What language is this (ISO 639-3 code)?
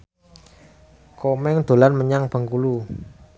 jav